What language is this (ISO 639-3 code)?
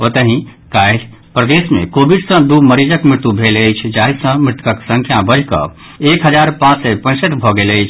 mai